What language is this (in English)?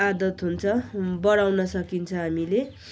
Nepali